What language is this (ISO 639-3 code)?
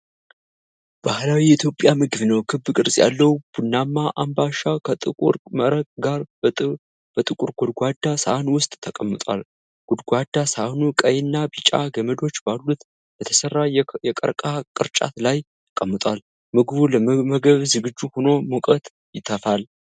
amh